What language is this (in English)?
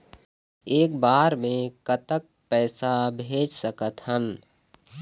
Chhattisgarhi